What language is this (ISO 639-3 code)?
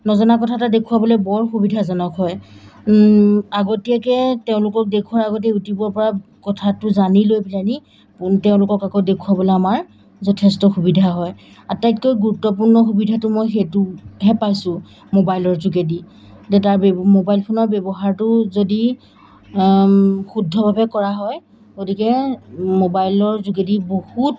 asm